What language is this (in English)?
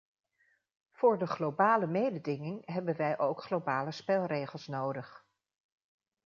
Dutch